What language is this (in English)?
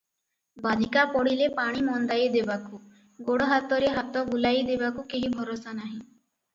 Odia